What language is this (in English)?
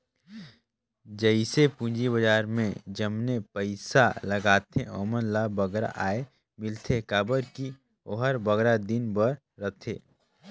Chhattisgarhi